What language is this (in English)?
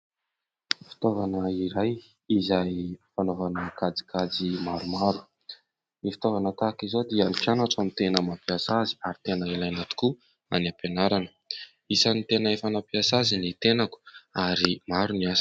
Malagasy